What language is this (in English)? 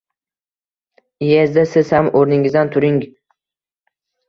Uzbek